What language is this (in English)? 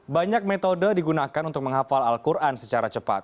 Indonesian